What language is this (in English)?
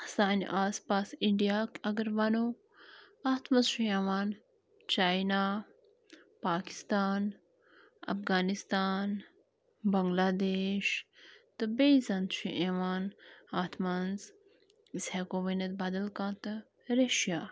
Kashmiri